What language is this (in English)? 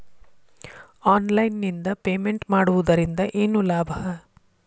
Kannada